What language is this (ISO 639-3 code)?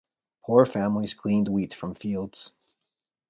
eng